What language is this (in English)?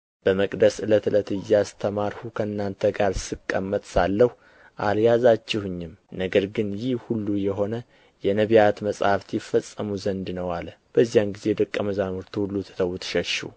Amharic